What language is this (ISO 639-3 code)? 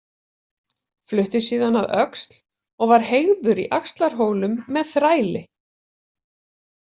isl